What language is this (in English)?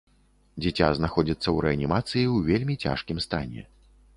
Belarusian